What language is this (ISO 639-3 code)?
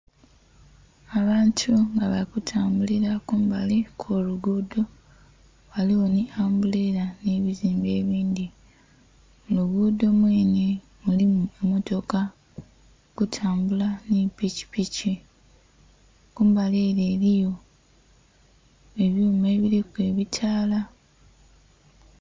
xog